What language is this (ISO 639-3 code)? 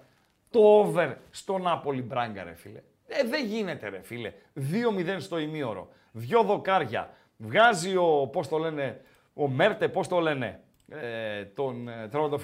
ell